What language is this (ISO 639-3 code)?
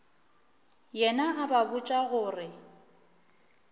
nso